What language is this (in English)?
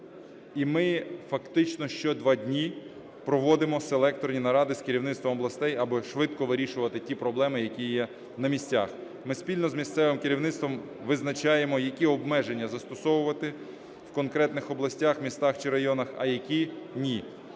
Ukrainian